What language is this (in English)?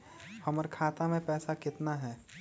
Magahi